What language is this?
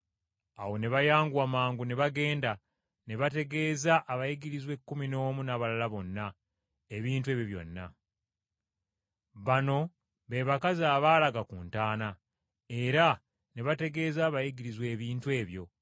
Ganda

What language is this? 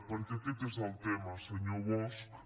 Catalan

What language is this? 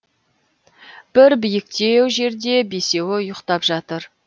Kazakh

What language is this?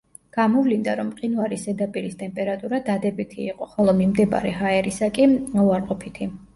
Georgian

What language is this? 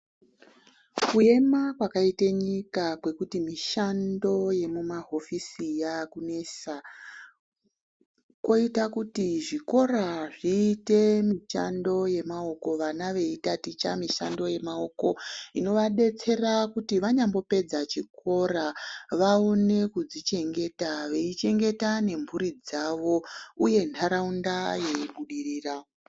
Ndau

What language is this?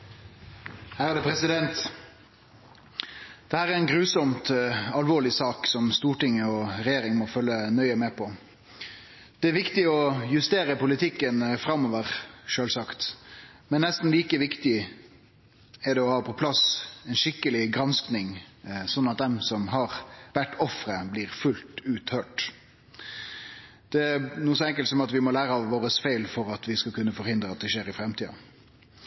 Norwegian Nynorsk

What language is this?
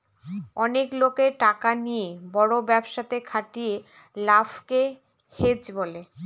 Bangla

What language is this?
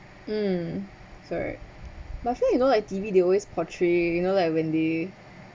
English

